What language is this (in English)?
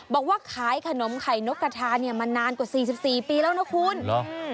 Thai